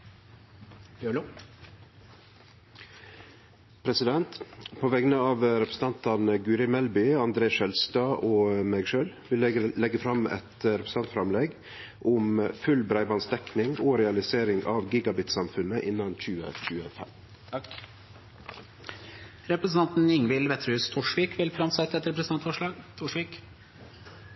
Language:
Norwegian Nynorsk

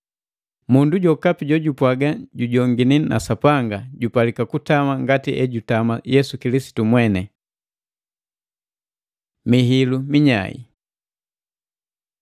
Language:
Matengo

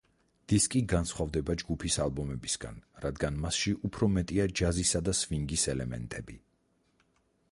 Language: Georgian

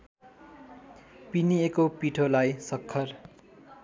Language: Nepali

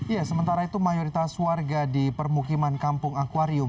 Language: Indonesian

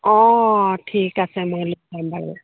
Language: Assamese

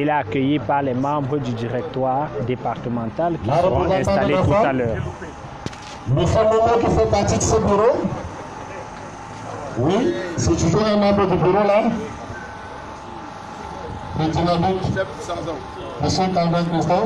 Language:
French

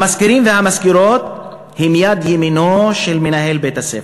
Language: Hebrew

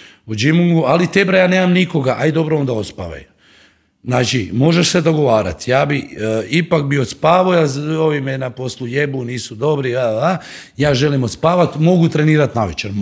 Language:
Croatian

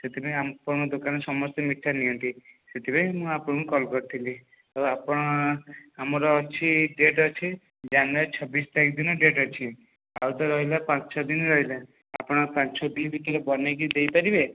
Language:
Odia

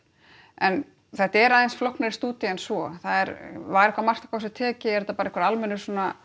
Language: Icelandic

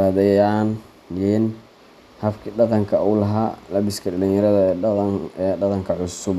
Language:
Somali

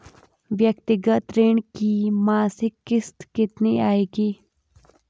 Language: Hindi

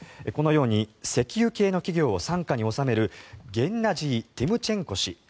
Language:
Japanese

